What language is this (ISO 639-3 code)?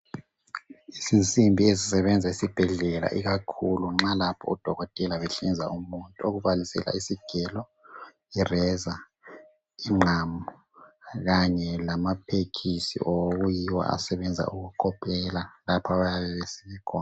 nde